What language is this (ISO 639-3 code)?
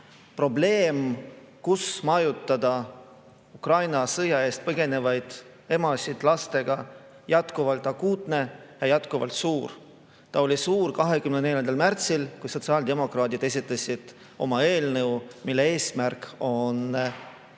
est